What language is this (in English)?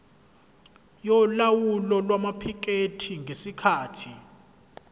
Zulu